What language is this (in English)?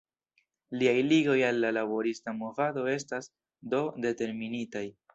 Esperanto